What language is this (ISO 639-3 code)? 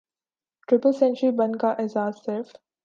urd